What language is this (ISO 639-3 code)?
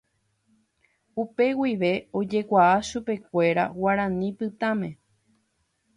grn